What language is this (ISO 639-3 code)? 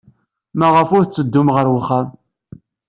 kab